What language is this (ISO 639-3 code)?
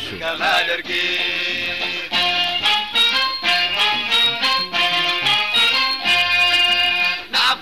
spa